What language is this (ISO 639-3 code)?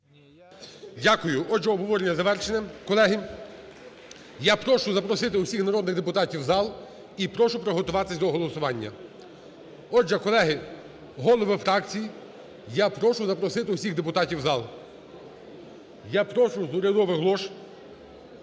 ukr